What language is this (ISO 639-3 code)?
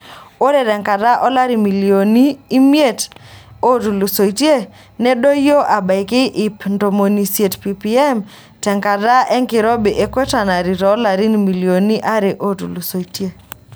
mas